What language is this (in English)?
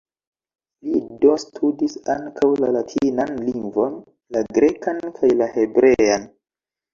Esperanto